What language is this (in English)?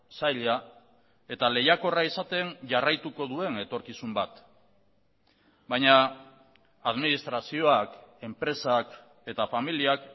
Basque